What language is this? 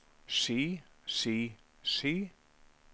Norwegian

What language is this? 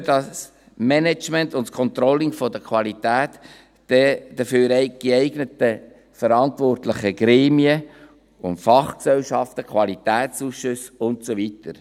Swiss German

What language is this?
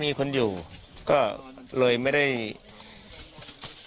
Thai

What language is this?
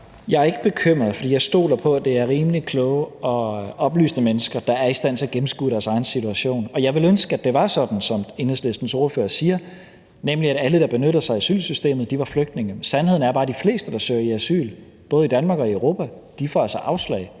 Danish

